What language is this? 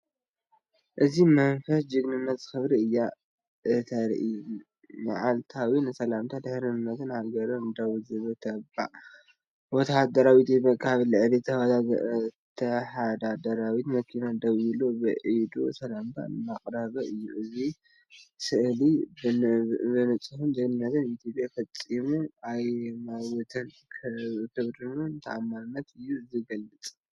Tigrinya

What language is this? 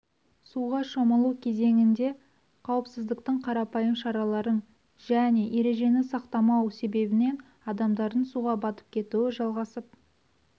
Kazakh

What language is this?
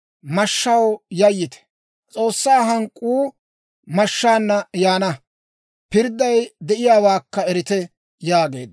Dawro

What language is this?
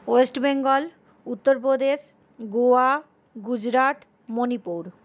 Bangla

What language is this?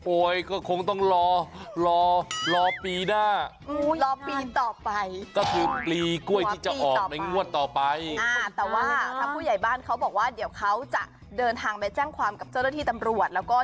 Thai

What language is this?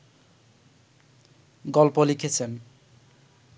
Bangla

